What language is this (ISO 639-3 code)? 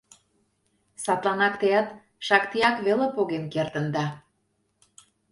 chm